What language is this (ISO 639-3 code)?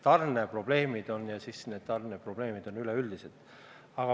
est